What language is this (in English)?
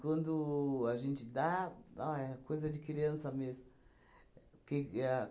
Portuguese